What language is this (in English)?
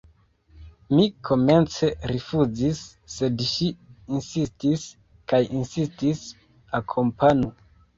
Esperanto